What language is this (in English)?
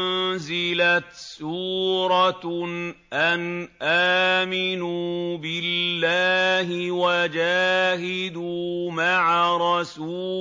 Arabic